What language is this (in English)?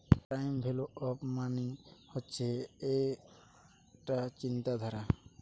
Bangla